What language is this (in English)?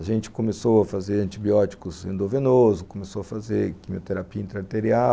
Portuguese